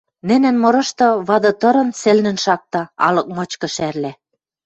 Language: Western Mari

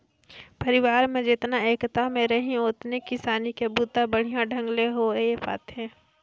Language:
Chhattisgarhi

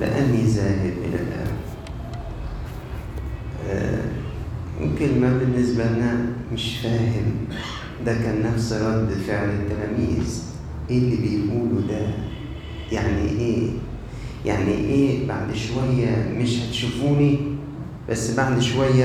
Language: Arabic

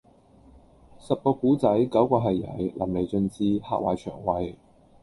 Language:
Cantonese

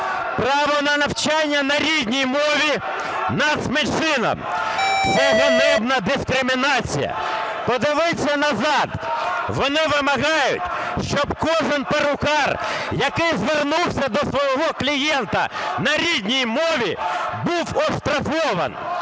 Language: Ukrainian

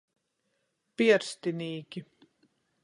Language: Latgalian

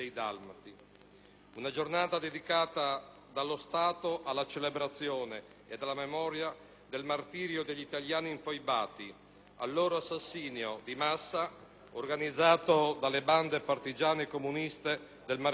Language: Italian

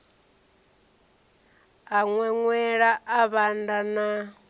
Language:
Venda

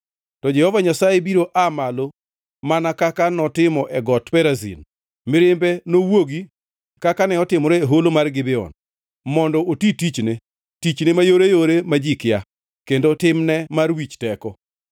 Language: Luo (Kenya and Tanzania)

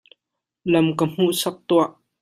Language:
Hakha Chin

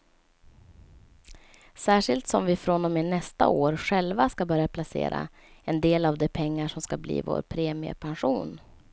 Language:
Swedish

